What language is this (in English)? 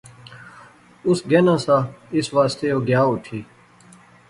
Pahari-Potwari